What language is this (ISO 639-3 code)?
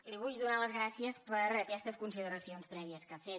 cat